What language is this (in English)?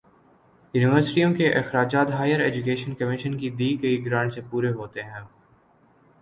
Urdu